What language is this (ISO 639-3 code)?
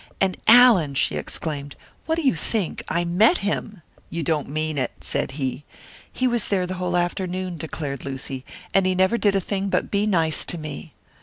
eng